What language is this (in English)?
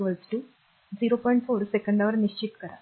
Marathi